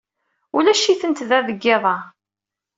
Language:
Kabyle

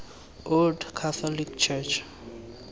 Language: Tswana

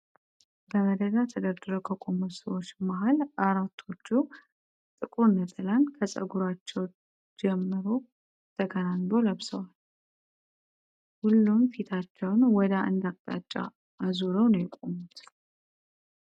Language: Amharic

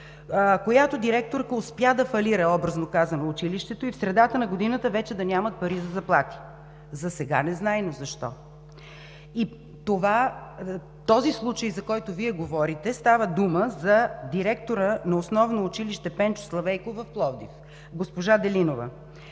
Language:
Bulgarian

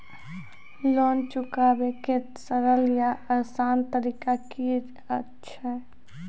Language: Maithili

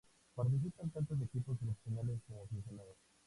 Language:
Spanish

